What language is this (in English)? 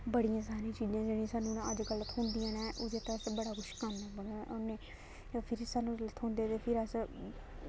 Dogri